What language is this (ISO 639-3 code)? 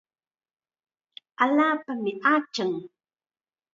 qxa